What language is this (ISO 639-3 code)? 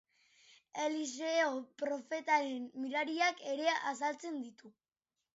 eus